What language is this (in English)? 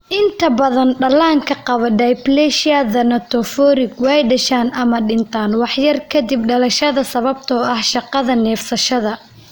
Somali